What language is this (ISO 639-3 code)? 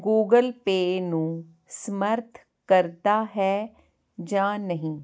pan